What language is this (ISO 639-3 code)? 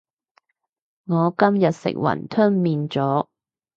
yue